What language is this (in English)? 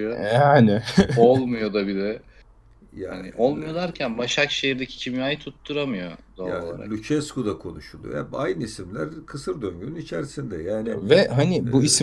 Turkish